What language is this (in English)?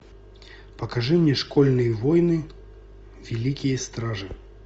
Russian